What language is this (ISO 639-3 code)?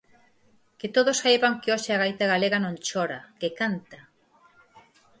glg